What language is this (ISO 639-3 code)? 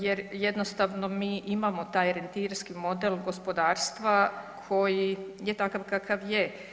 hrv